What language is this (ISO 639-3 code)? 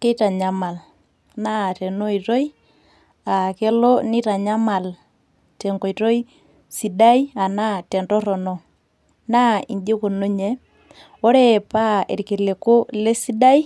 mas